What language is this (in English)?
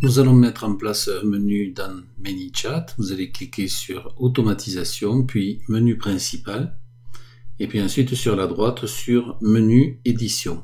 French